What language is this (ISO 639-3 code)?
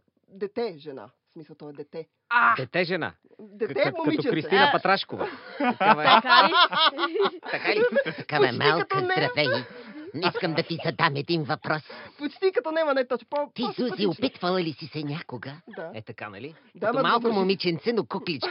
bul